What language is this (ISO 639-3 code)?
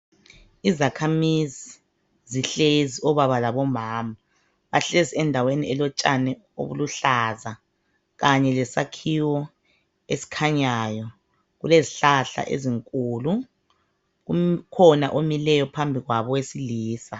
nde